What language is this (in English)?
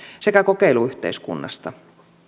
Finnish